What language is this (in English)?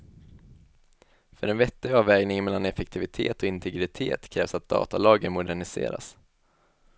Swedish